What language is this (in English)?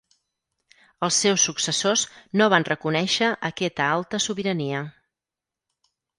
Catalan